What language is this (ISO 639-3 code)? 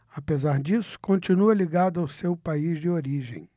por